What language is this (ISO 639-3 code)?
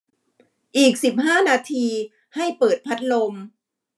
tha